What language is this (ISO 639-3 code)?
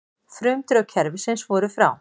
isl